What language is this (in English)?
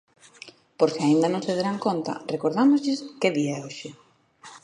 Galician